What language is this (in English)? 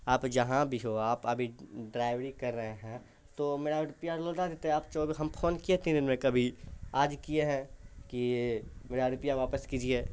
Urdu